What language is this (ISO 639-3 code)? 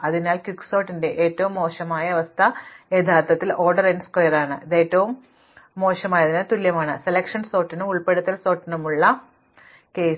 mal